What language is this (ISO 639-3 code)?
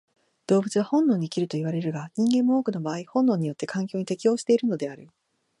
jpn